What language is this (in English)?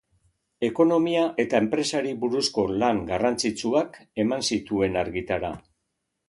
Basque